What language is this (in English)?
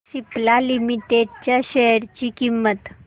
Marathi